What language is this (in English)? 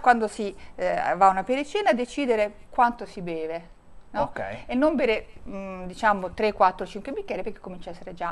Italian